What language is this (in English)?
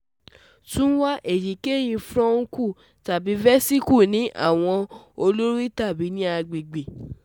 Yoruba